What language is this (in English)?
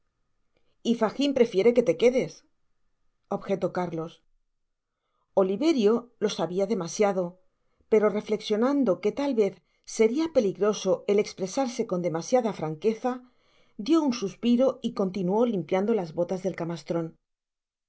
Spanish